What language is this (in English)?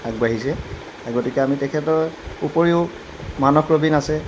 Assamese